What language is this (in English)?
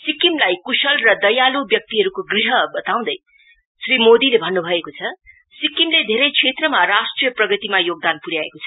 Nepali